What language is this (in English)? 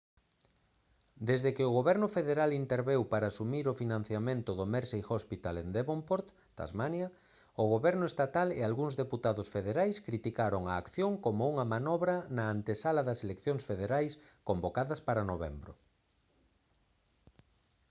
Galician